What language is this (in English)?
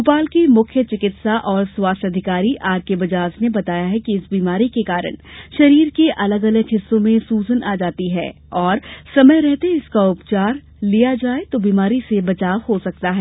Hindi